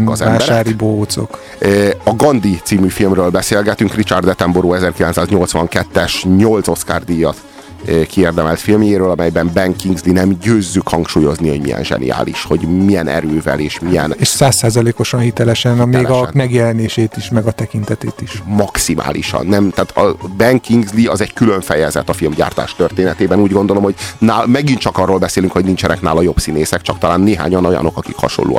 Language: Hungarian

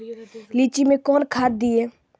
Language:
Maithili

